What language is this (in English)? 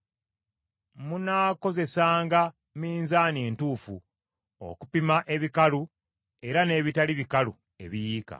Ganda